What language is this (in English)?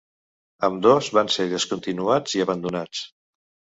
Catalan